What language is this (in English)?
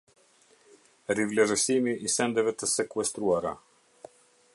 Albanian